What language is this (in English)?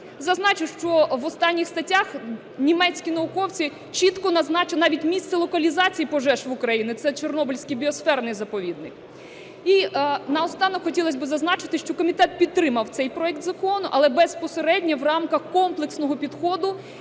Ukrainian